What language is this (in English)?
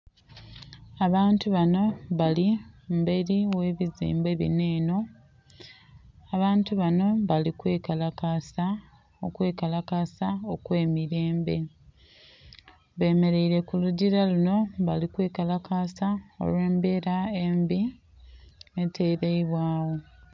Soga